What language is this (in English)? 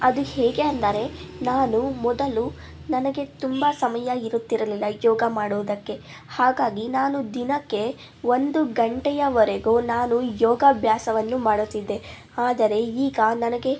Kannada